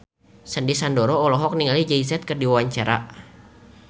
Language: Sundanese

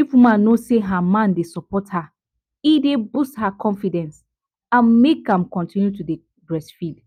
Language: Nigerian Pidgin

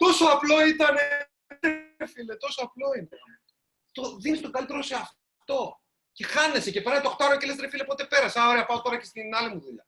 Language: Greek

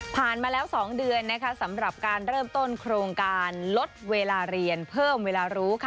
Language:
Thai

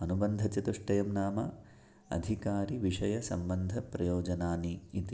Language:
Sanskrit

